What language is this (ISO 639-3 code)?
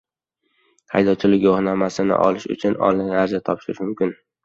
uzb